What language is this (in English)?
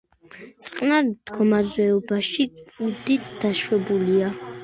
Georgian